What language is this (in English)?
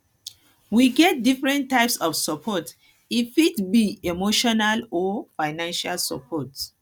Nigerian Pidgin